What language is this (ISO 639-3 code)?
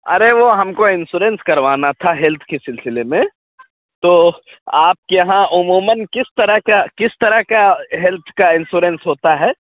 urd